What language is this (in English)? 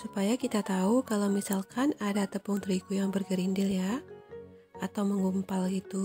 Indonesian